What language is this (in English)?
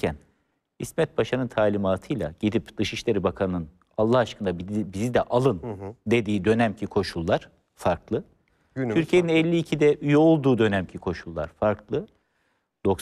Turkish